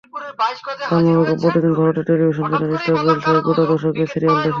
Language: Bangla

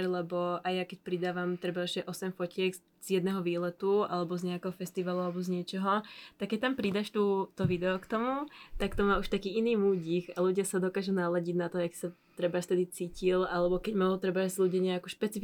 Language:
Slovak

